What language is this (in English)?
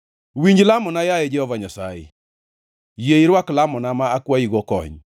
Luo (Kenya and Tanzania)